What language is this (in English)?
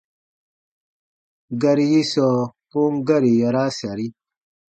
Baatonum